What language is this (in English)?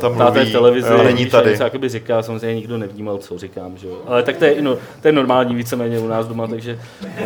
Czech